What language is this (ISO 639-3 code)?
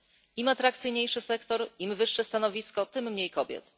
pol